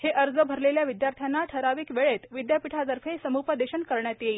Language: Marathi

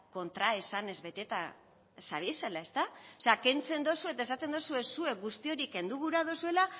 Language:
Basque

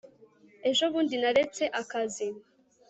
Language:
Kinyarwanda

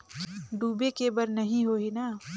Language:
Chhattisgarhi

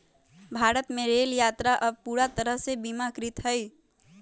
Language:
Magahi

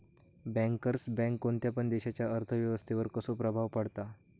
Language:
Marathi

